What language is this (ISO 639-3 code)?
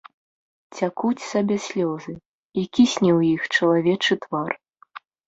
bel